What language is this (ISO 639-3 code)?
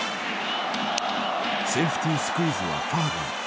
jpn